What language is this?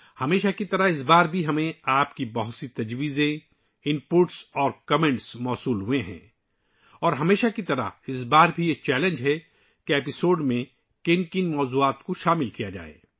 Urdu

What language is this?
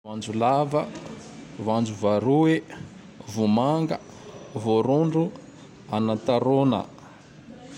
Tandroy-Mahafaly Malagasy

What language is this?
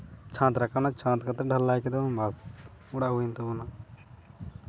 Santali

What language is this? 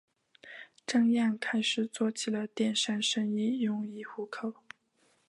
Chinese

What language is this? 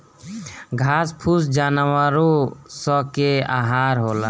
Bhojpuri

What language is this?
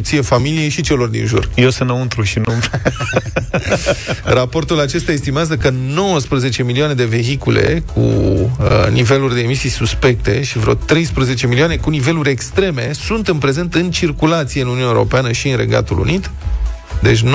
Romanian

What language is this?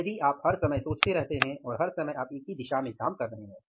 Hindi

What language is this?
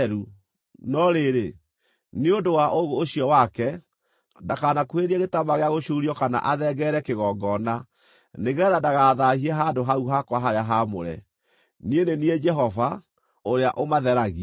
Kikuyu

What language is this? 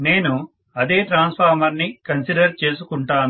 Telugu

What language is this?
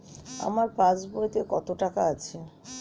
Bangla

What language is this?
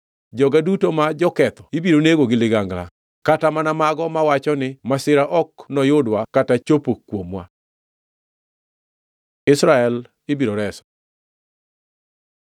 Luo (Kenya and Tanzania)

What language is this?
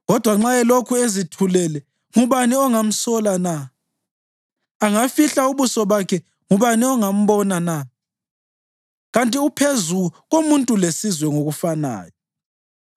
North Ndebele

